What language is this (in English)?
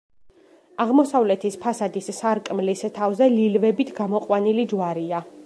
Georgian